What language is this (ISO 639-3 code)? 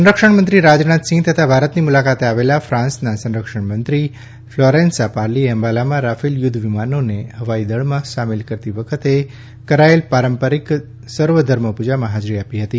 guj